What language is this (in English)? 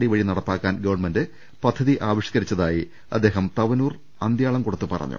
Malayalam